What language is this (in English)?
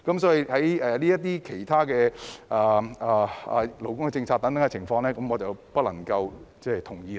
Cantonese